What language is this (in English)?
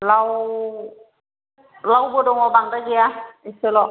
Bodo